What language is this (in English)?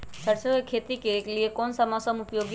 Magahi